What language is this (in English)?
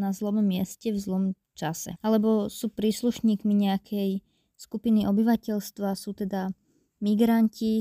Slovak